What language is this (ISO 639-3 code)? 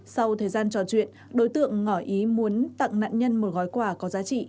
vie